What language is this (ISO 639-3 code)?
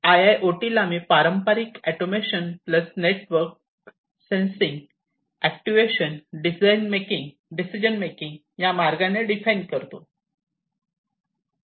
mar